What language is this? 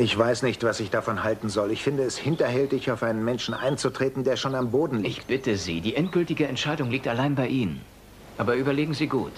German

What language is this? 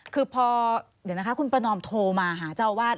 Thai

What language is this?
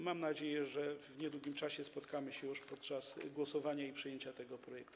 Polish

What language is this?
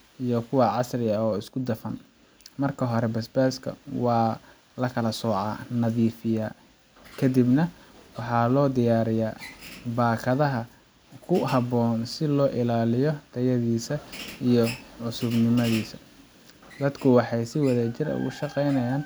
Somali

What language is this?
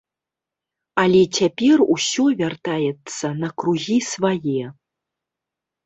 Belarusian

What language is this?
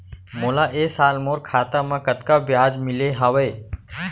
Chhattisgarhi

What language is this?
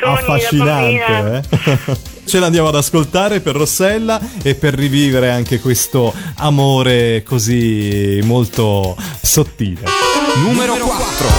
Italian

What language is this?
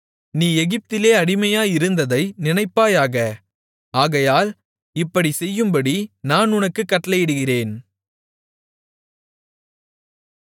Tamil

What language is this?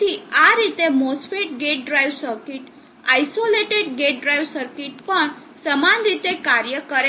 Gujarati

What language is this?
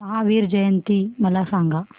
Marathi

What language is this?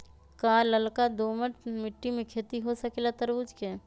Magahi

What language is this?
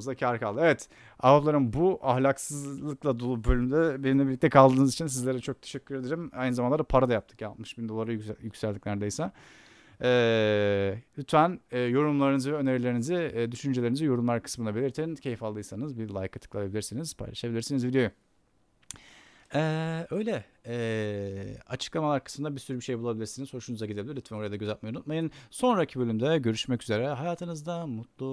Turkish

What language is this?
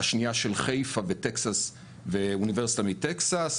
Hebrew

